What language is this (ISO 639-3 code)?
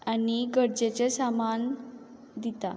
kok